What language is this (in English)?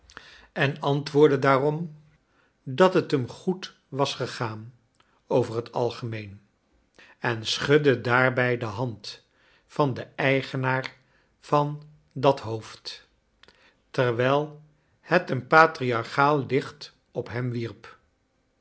Dutch